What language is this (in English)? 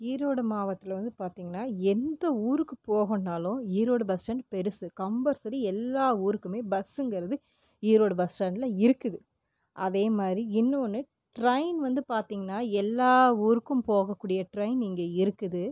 Tamil